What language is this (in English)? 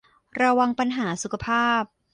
Thai